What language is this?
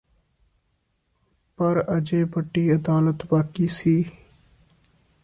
Punjabi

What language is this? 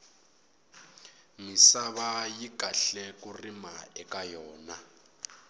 Tsonga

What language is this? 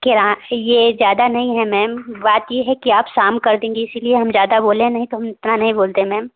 Hindi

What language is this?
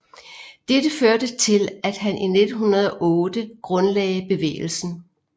Danish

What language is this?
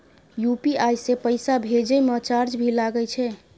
Maithili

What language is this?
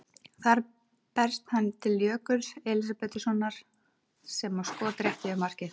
Icelandic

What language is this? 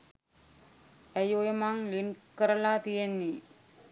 Sinhala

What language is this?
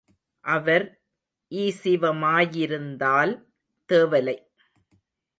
Tamil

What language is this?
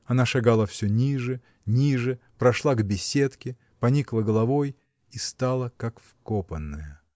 Russian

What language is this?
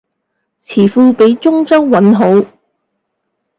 Cantonese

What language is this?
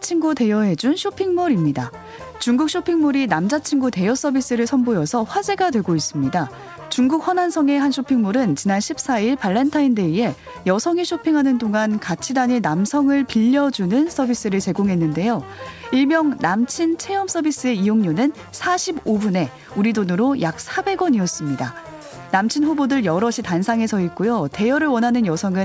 Korean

